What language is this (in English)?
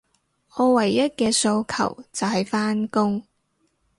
Cantonese